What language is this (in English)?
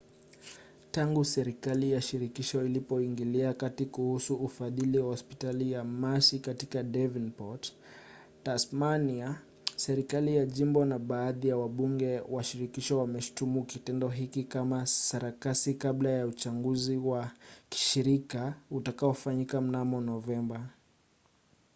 Swahili